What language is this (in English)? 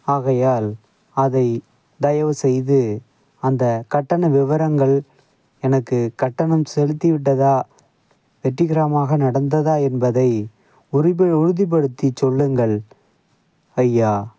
Tamil